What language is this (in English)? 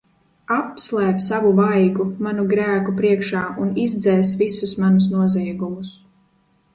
Latvian